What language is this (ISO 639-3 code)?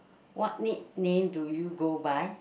eng